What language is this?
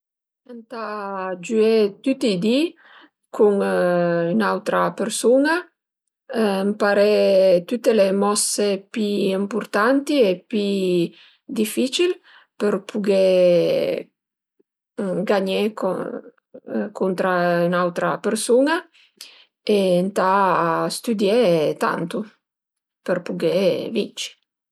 Piedmontese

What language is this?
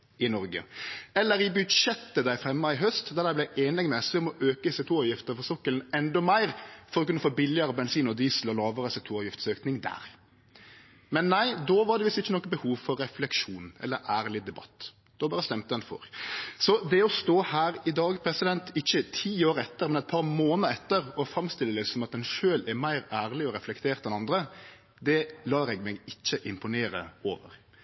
Norwegian Nynorsk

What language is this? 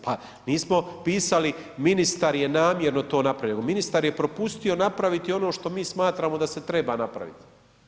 Croatian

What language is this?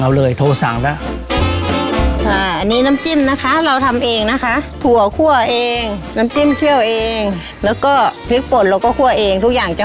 Thai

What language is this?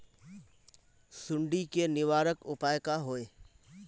Magahi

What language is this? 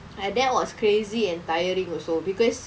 English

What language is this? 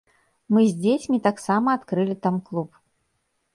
Belarusian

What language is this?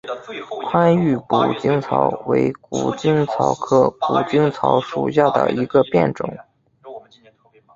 Chinese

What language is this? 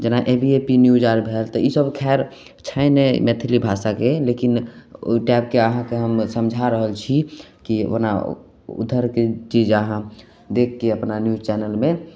Maithili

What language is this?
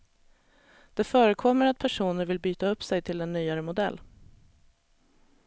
Swedish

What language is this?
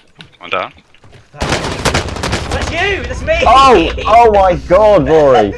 English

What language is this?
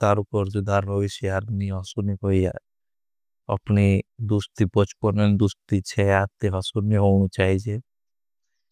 Bhili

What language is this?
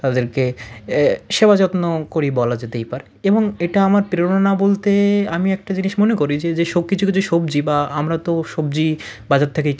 Bangla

